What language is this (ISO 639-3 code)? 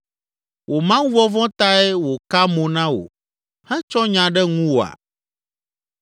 ewe